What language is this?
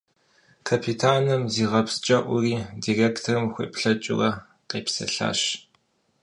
Kabardian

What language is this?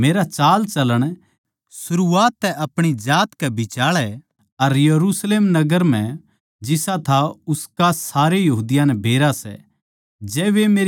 Haryanvi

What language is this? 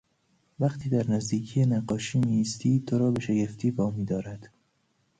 Persian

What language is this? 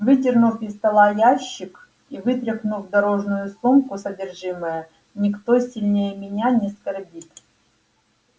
Russian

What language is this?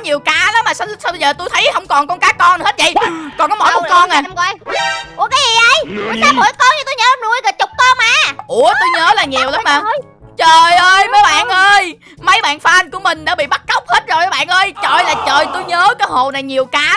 Vietnamese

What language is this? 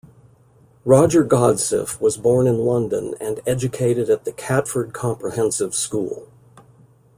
English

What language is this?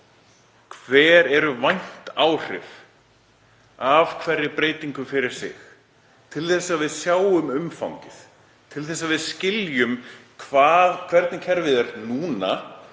Icelandic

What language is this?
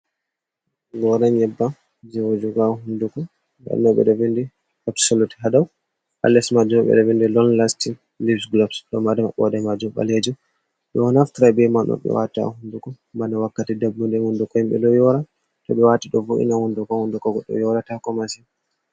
Fula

